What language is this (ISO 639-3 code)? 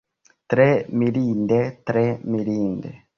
epo